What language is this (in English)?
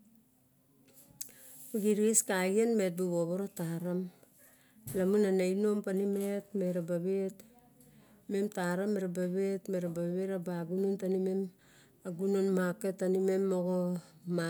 Barok